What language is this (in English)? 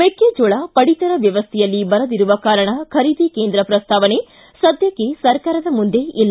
Kannada